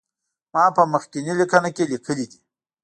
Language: Pashto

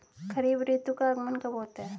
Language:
Hindi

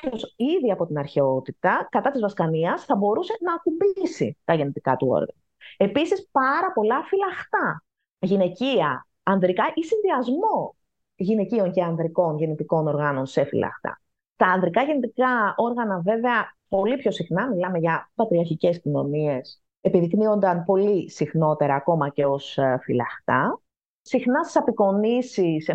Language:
Greek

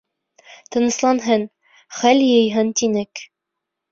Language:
Bashkir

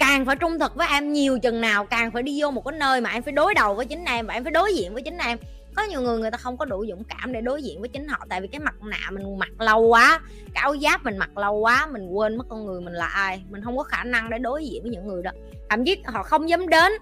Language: Vietnamese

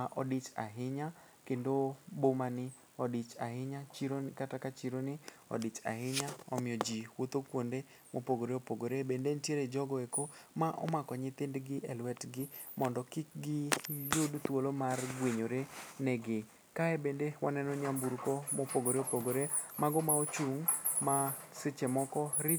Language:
Luo (Kenya and Tanzania)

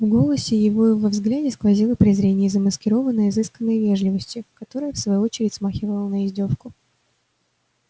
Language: Russian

